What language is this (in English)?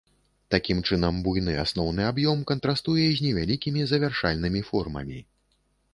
Belarusian